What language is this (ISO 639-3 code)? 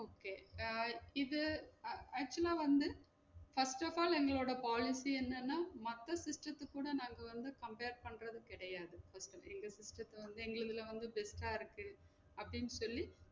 tam